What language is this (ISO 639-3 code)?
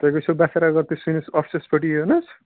kas